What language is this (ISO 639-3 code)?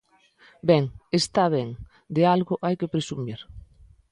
glg